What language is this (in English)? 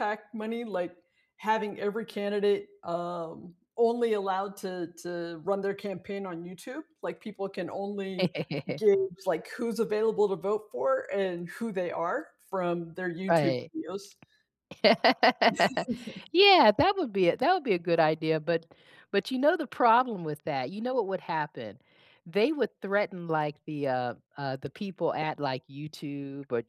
English